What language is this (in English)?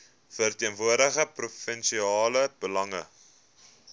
Afrikaans